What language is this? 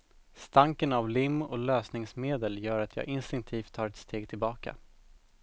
Swedish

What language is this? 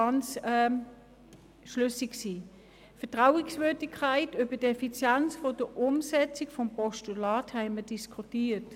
Swiss German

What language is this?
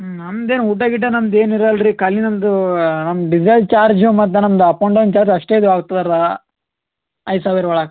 Kannada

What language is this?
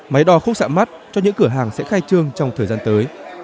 Vietnamese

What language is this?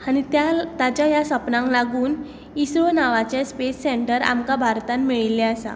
Konkani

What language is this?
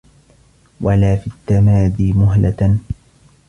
Arabic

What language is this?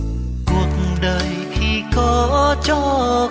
Vietnamese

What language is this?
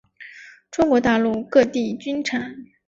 Chinese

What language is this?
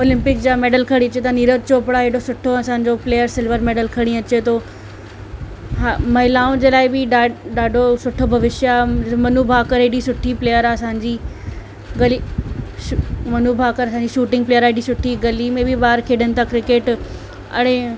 Sindhi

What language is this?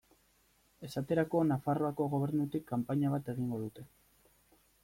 Basque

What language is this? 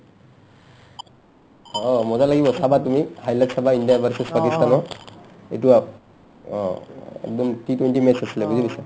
Assamese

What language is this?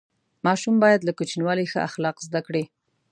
Pashto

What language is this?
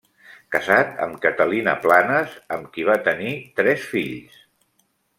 Catalan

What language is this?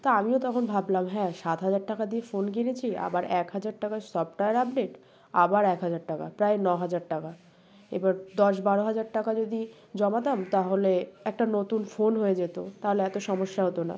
Bangla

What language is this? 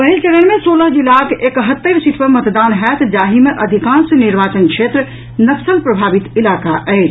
Maithili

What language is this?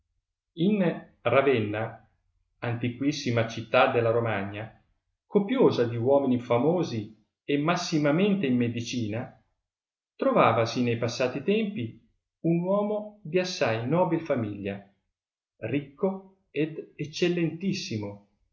Italian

